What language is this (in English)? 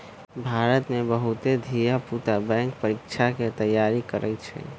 Magahi